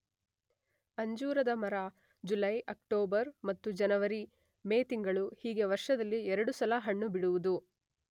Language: Kannada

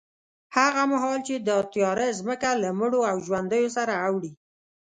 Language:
Pashto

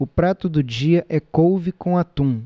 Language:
Portuguese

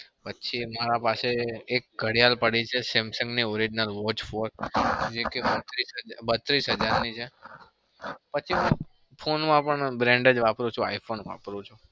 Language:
Gujarati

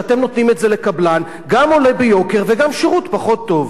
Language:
Hebrew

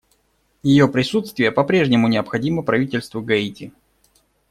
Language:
Russian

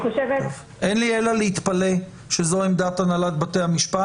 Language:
Hebrew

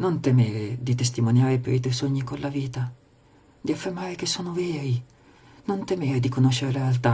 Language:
Italian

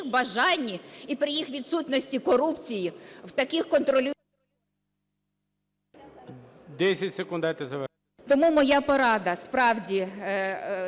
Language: Ukrainian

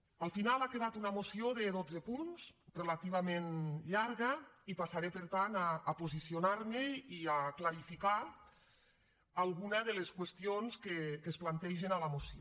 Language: Catalan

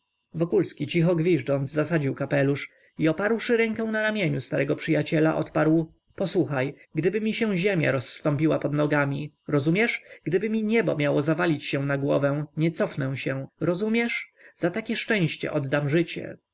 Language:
Polish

